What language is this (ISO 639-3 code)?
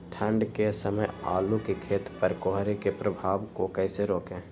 mag